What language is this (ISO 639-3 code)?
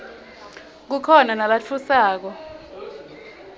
ssw